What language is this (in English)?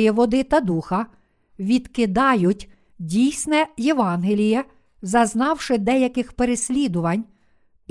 Ukrainian